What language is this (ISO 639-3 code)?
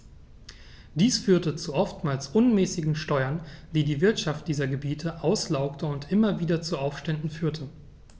deu